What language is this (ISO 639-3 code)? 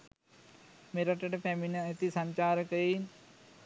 sin